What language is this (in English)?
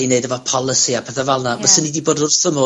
Welsh